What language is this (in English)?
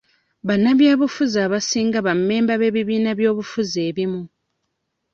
Ganda